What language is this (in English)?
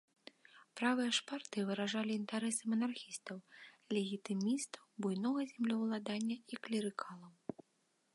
Belarusian